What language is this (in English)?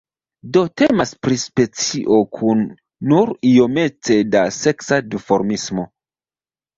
Esperanto